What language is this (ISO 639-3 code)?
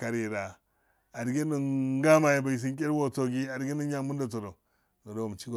aal